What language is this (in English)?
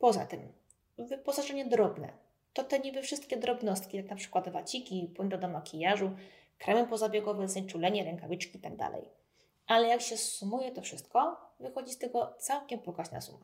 Polish